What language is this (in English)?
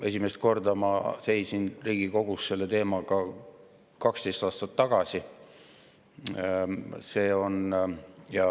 Estonian